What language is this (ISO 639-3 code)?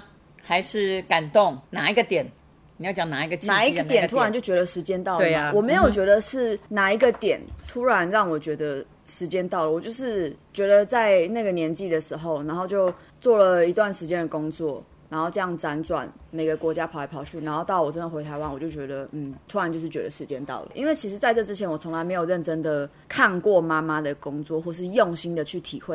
zho